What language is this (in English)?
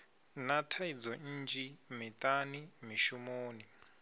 Venda